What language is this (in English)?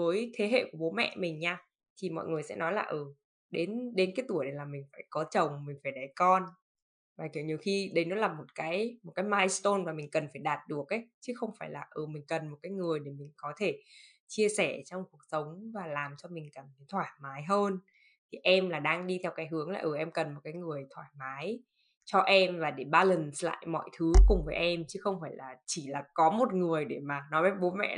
Vietnamese